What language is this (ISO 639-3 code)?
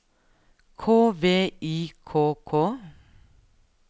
nor